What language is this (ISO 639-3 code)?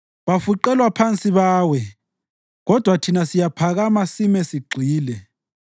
nde